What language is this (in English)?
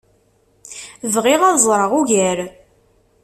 Kabyle